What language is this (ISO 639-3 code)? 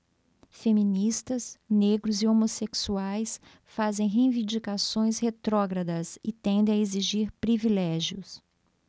por